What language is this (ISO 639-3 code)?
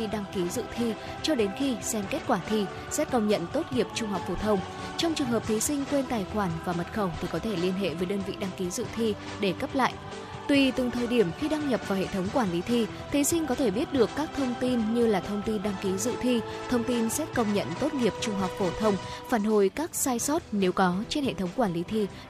vie